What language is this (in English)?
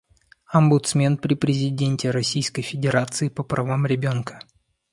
Russian